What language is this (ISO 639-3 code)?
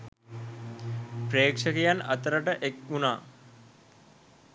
sin